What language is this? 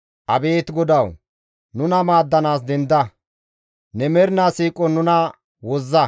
Gamo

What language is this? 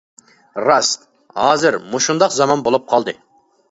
Uyghur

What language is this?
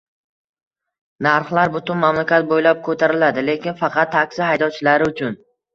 Uzbek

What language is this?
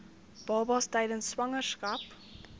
Afrikaans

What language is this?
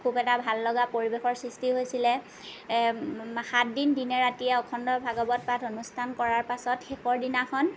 Assamese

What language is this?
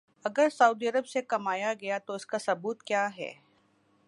Urdu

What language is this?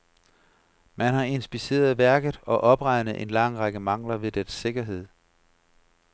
Danish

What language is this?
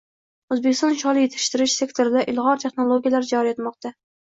Uzbek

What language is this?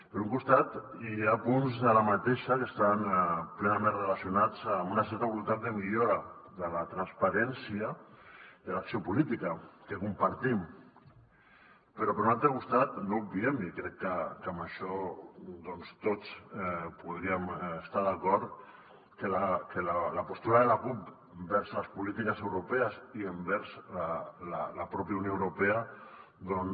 Catalan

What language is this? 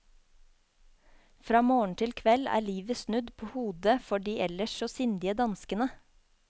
Norwegian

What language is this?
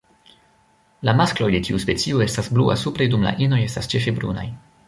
Esperanto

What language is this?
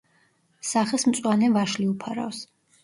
Georgian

